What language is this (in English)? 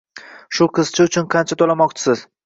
Uzbek